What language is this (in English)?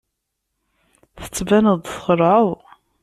Kabyle